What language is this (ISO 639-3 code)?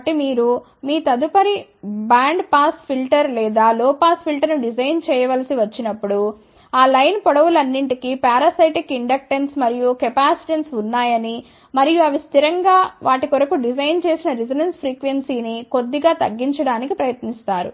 tel